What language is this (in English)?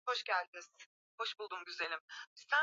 Swahili